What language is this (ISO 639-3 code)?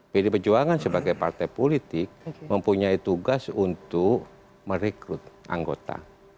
ind